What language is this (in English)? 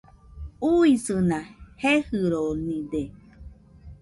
Nüpode Huitoto